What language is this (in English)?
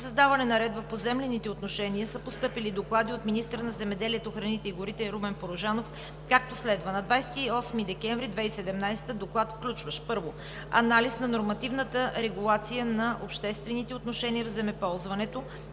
Bulgarian